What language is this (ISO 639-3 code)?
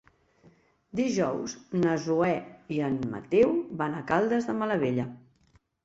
cat